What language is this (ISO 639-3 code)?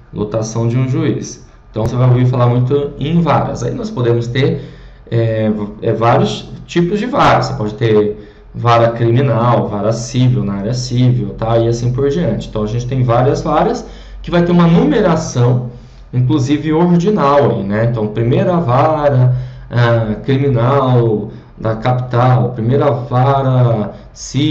por